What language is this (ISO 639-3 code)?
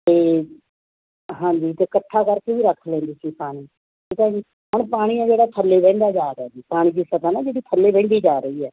pan